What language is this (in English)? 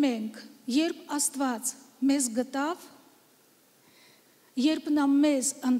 Romanian